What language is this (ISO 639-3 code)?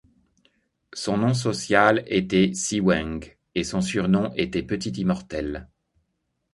fra